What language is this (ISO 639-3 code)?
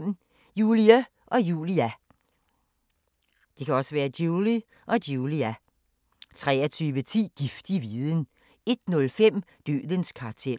dan